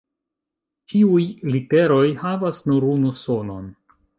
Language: Esperanto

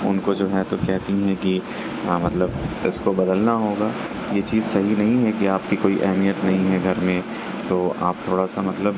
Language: Urdu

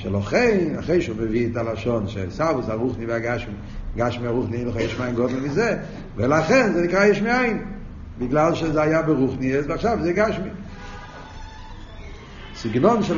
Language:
Hebrew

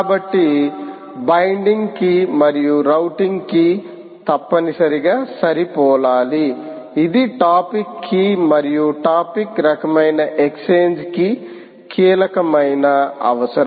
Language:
Telugu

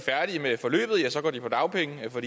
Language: Danish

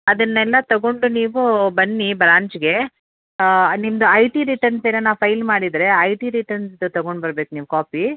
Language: Kannada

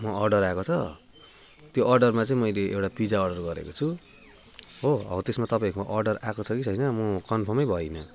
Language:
Nepali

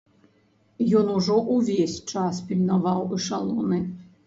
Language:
Belarusian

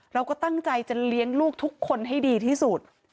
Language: Thai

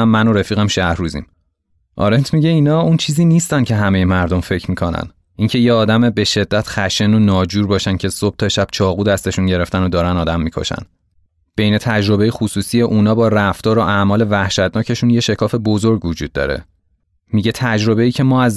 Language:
Persian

